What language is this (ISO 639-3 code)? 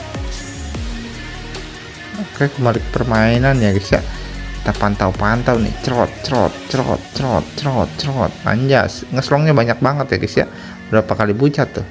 ind